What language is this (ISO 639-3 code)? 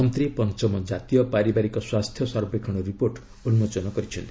ori